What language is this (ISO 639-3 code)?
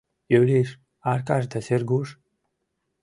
chm